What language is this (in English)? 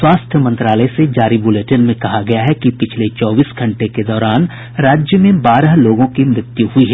Hindi